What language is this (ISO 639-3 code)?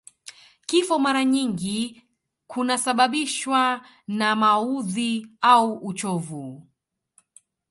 swa